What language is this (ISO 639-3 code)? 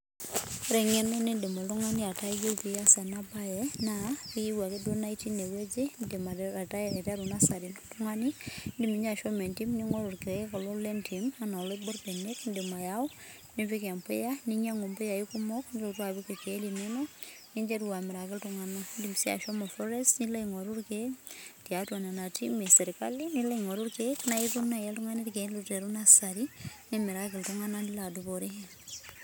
mas